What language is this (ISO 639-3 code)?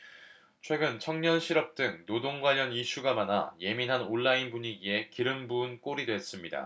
kor